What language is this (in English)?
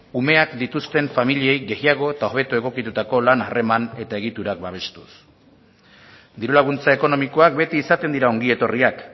Basque